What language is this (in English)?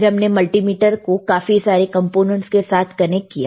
Hindi